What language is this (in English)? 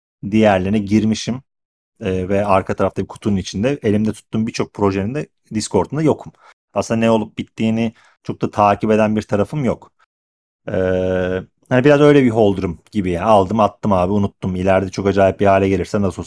Turkish